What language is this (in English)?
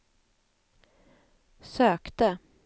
Swedish